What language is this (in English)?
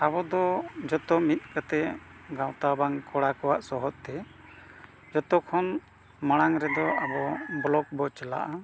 Santali